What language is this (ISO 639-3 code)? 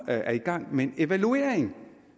dan